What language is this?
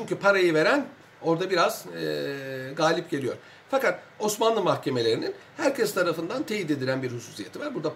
Turkish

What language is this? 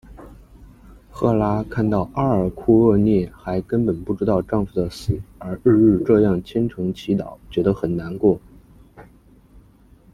Chinese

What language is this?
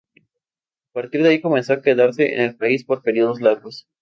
Spanish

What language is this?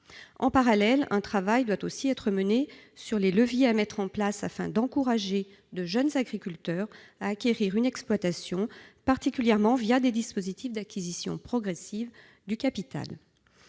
French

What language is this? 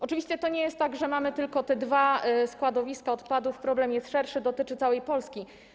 Polish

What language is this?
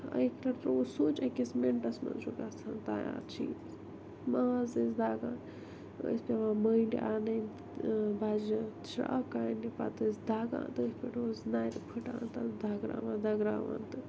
Kashmiri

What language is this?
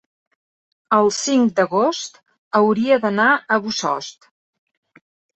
Catalan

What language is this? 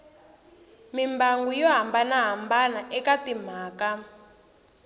Tsonga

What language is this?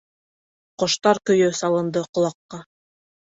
Bashkir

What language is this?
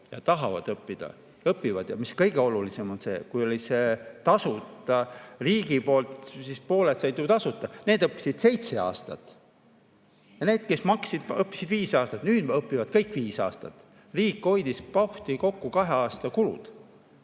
Estonian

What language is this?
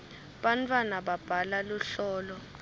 Swati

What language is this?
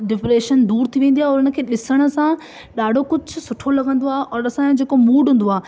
Sindhi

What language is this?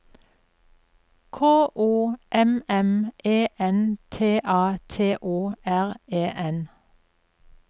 Norwegian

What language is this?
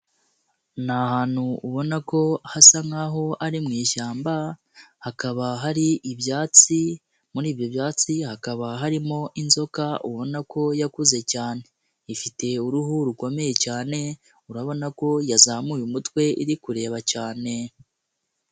Kinyarwanda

